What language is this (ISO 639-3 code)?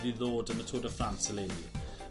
cym